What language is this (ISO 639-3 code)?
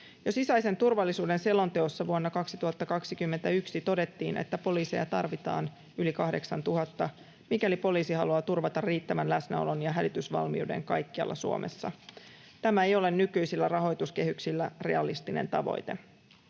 fin